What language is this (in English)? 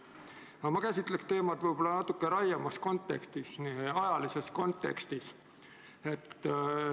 Estonian